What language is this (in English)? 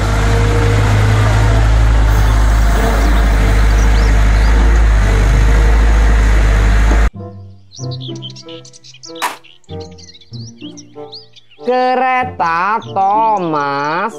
Indonesian